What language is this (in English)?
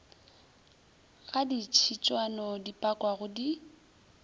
Northern Sotho